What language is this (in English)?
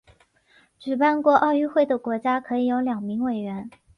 Chinese